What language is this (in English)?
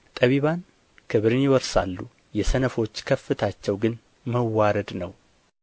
Amharic